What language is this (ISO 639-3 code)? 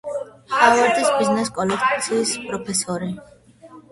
kat